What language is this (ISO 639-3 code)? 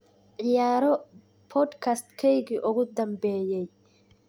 som